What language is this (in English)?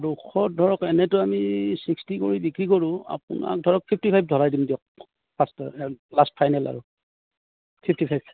Assamese